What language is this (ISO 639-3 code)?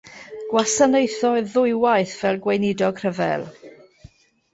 cym